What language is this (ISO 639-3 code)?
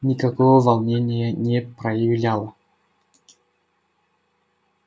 rus